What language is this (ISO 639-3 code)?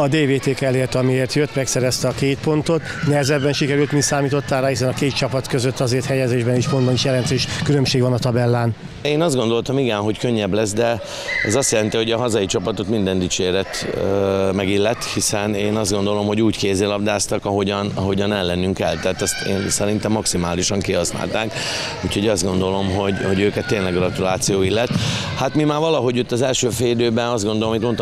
hun